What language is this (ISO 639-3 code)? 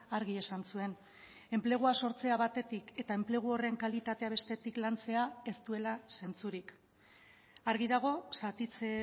eus